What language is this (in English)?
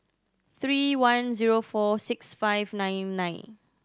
English